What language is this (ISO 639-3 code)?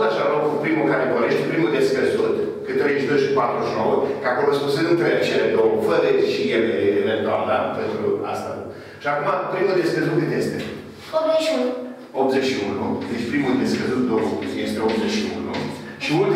ron